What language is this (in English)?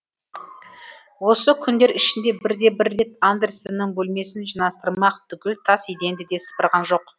Kazakh